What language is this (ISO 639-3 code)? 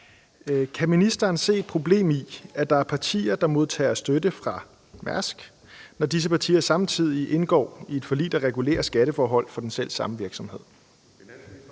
dan